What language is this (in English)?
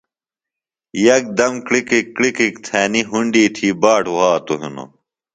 Phalura